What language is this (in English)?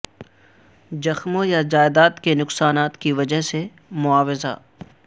Urdu